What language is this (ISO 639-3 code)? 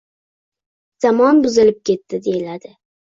uzb